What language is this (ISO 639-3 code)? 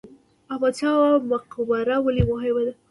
pus